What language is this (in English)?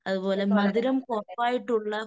Malayalam